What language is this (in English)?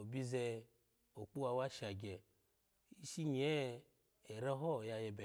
Alago